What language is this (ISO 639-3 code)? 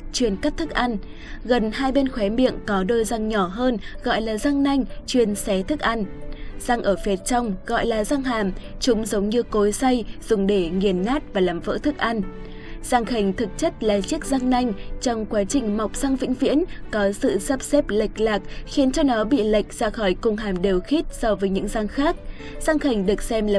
vie